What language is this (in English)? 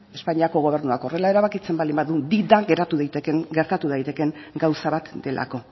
Basque